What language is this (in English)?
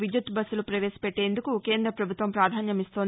Telugu